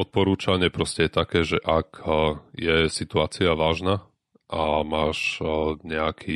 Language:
Slovak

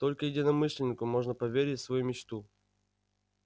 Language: Russian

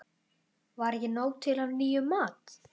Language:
Icelandic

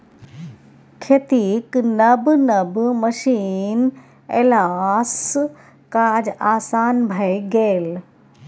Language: Maithili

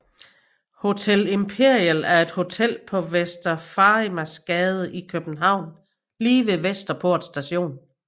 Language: Danish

